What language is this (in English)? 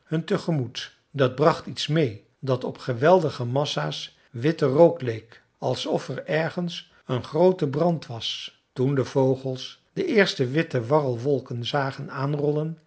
Dutch